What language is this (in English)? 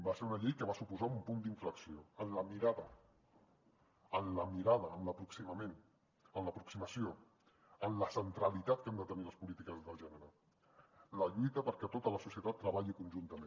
Catalan